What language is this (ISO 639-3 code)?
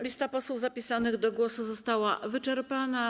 pol